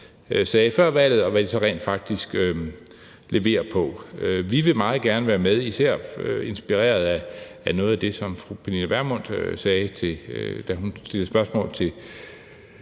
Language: Danish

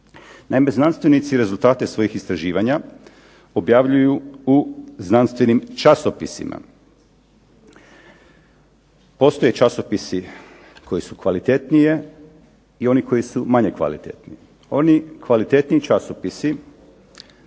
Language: Croatian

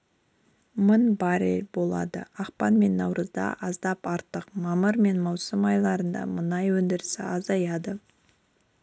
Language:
Kazakh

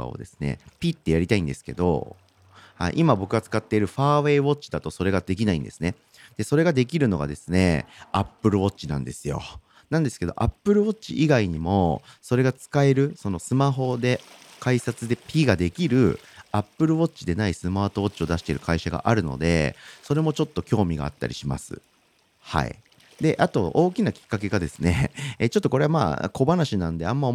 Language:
Japanese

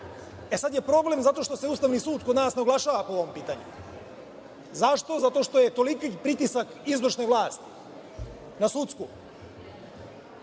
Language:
Serbian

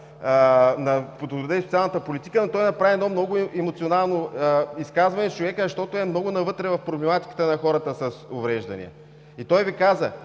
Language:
Bulgarian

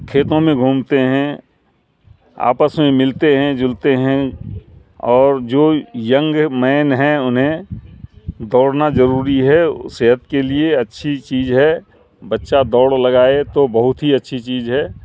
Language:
Urdu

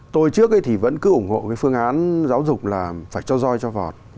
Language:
Vietnamese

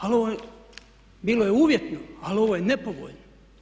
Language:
Croatian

